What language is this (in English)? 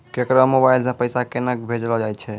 Maithili